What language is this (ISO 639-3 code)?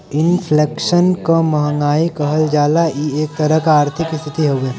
bho